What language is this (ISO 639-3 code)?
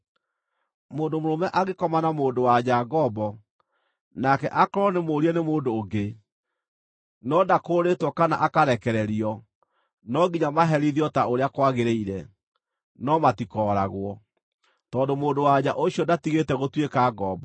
kik